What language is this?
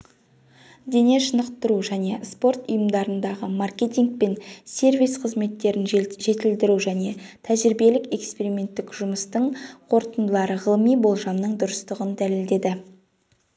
Kazakh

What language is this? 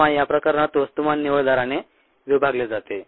Marathi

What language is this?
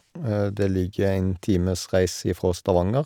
Norwegian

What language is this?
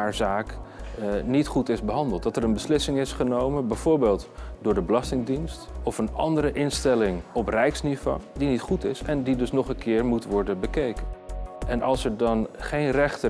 Dutch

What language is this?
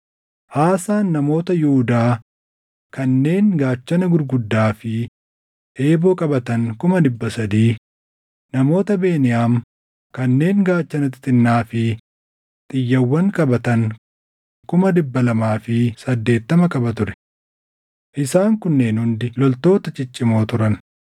Oromo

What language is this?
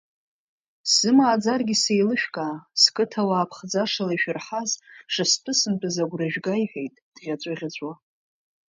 Abkhazian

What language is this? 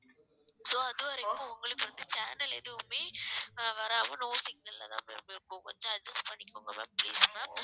Tamil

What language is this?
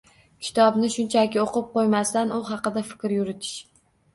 Uzbek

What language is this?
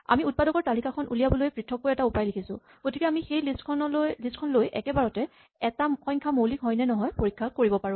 Assamese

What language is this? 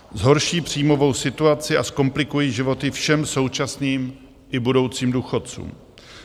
Czech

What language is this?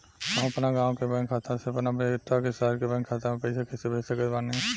Bhojpuri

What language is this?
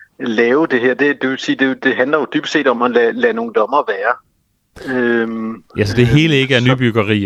Danish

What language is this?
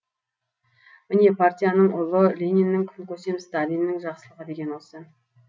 Kazakh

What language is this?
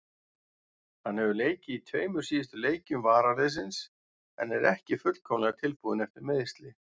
Icelandic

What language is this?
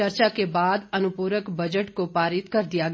Hindi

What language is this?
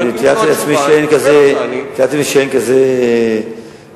Hebrew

